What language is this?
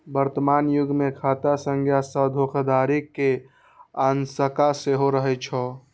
Maithili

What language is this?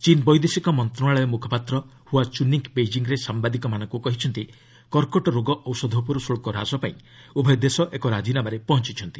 Odia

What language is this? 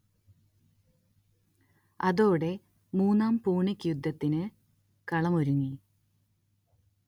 Malayalam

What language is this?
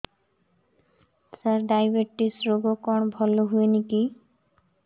Odia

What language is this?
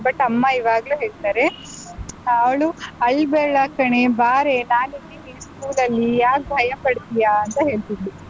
Kannada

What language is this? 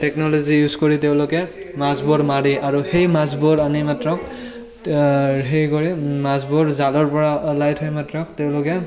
Assamese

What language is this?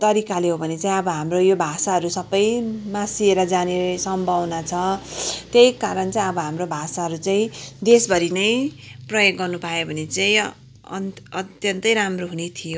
Nepali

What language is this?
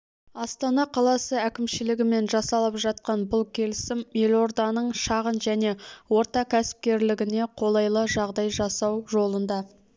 Kazakh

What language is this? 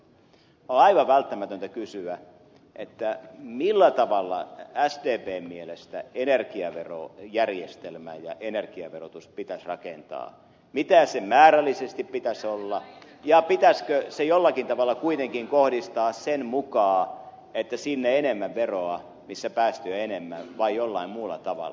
Finnish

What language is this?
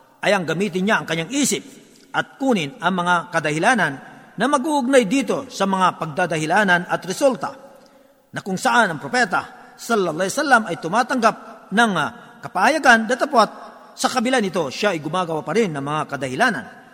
Filipino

